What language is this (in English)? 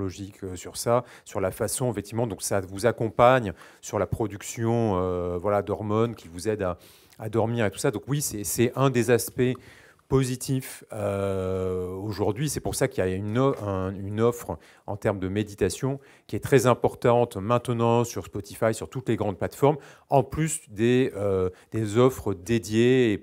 French